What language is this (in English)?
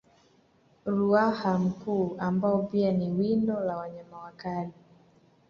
Swahili